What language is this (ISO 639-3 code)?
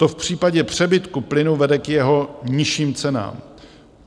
ces